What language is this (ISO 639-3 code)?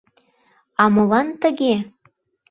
chm